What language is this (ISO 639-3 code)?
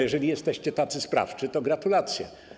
pol